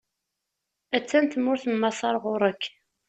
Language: Kabyle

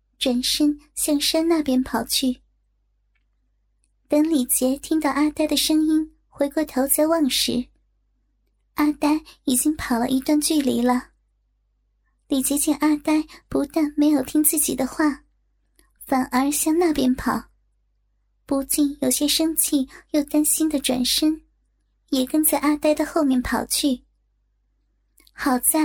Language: Chinese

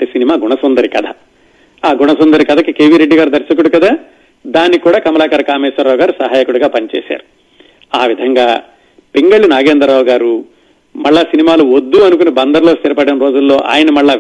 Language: Telugu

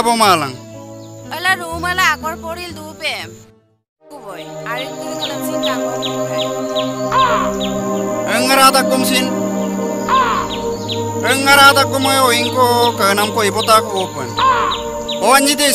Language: Indonesian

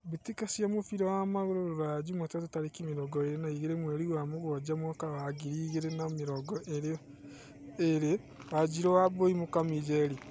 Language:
Kikuyu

